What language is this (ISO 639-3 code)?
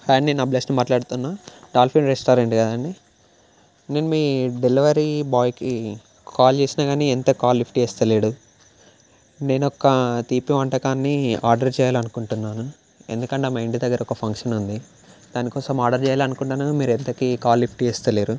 tel